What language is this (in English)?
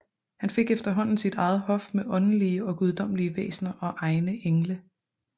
Danish